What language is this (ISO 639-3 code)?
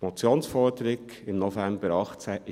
gsw